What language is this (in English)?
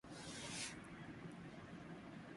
Urdu